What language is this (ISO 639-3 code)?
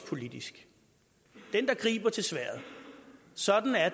dan